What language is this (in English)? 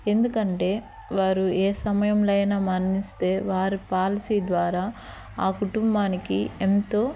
Telugu